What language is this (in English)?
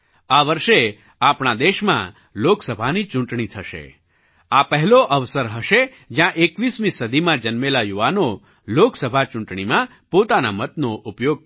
Gujarati